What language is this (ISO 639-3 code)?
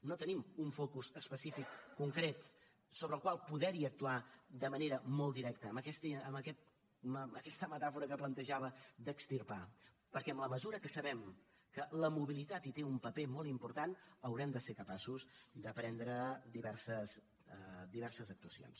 cat